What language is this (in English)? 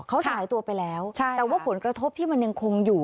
Thai